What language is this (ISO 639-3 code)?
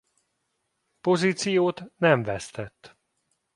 hun